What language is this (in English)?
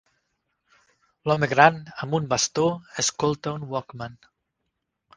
Catalan